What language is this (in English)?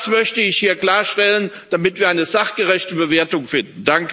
German